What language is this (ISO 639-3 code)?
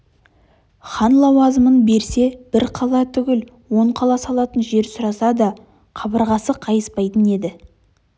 kaz